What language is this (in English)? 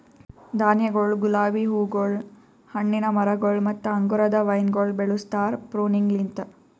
Kannada